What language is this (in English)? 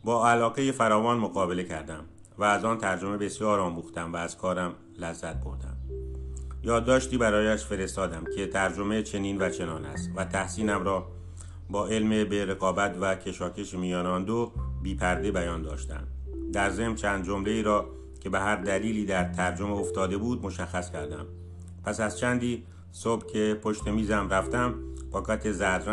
Persian